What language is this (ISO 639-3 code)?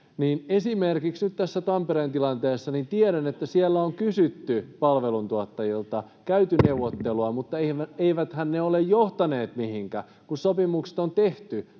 fin